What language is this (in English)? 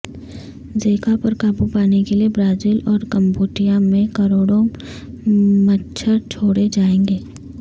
Urdu